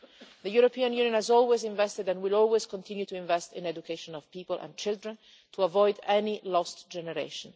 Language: English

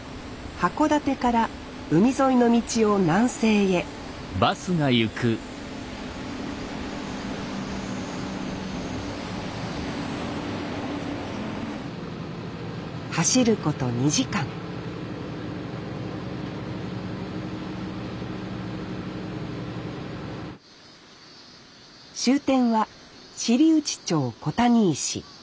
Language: Japanese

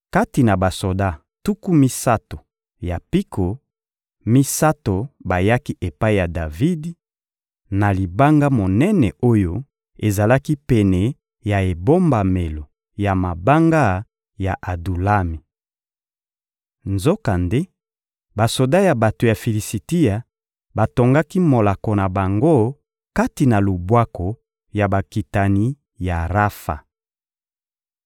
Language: Lingala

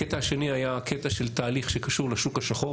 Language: Hebrew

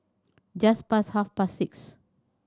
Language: English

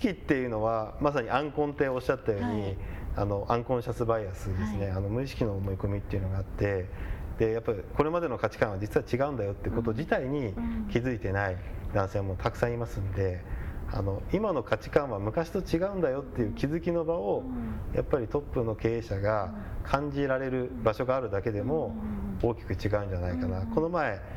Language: Japanese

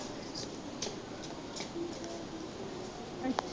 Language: Punjabi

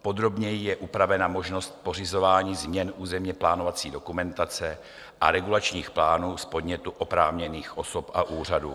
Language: Czech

